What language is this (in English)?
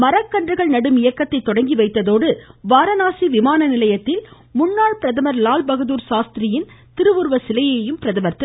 Tamil